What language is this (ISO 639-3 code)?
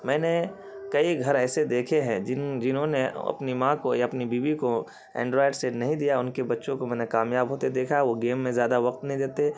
urd